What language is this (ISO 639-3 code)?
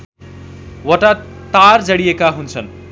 nep